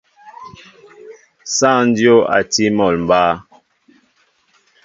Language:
Mbo (Cameroon)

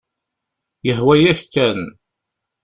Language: Kabyle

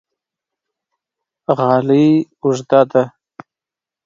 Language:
Pashto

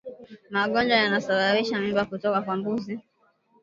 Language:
Swahili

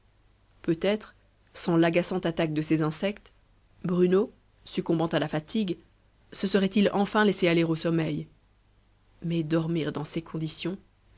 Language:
French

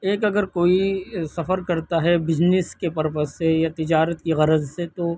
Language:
Urdu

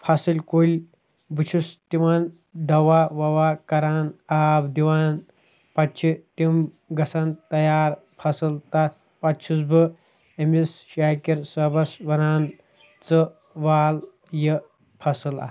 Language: Kashmiri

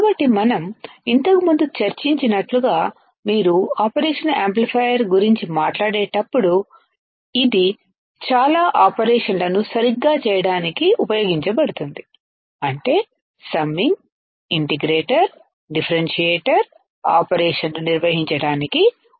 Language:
Telugu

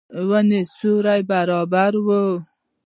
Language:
Pashto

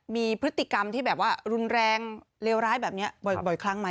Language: Thai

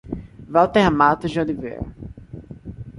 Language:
Portuguese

